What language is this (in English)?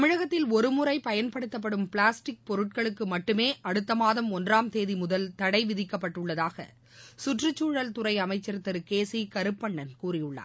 Tamil